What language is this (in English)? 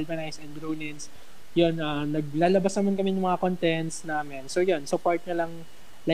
Filipino